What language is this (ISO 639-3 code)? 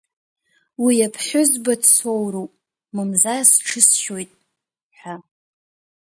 abk